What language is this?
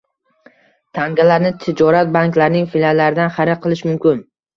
Uzbek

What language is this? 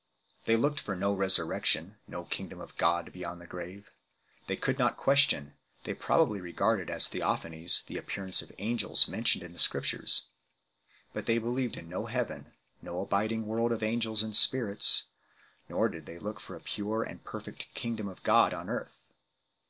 English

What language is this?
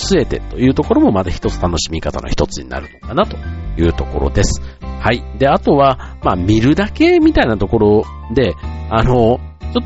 Japanese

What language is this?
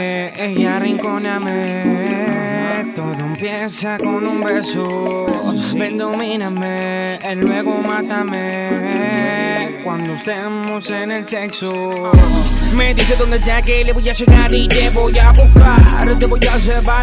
Greek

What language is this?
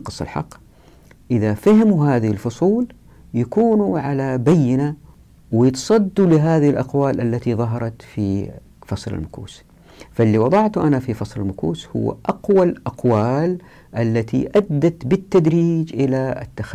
Arabic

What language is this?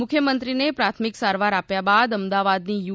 Gujarati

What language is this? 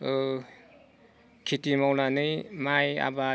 Bodo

